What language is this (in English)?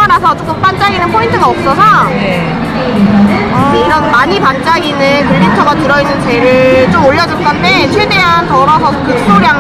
Korean